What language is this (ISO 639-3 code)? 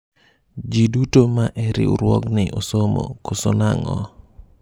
luo